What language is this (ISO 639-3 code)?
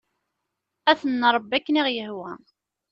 kab